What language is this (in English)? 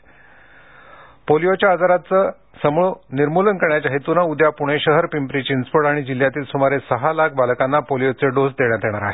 Marathi